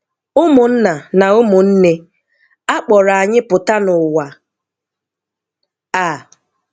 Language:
Igbo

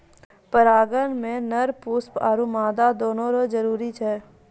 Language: Maithili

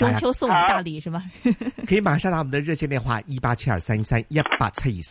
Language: Chinese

